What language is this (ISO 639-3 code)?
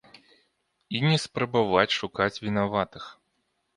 bel